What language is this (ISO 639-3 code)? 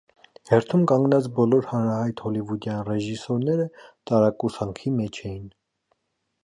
hye